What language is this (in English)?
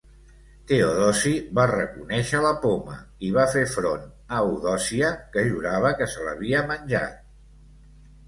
Catalan